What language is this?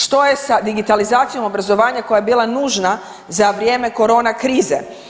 Croatian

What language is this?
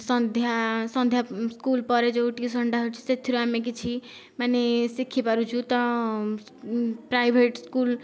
Odia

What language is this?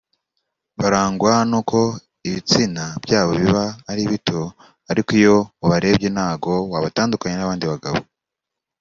Kinyarwanda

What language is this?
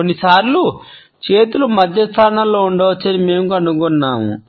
Telugu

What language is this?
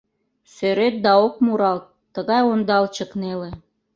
Mari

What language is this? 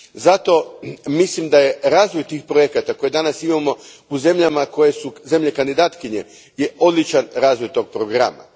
Croatian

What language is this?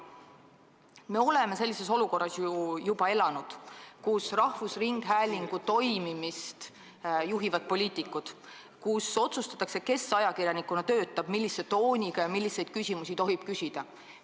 Estonian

